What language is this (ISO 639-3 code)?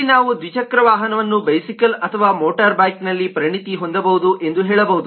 kan